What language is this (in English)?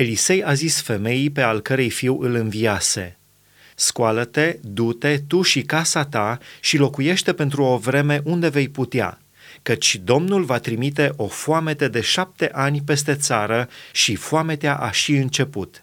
Romanian